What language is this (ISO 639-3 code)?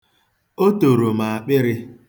ibo